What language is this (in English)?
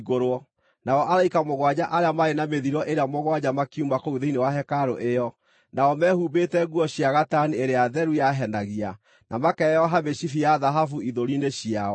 Kikuyu